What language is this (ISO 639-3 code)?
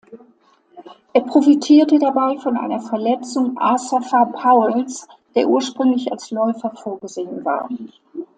deu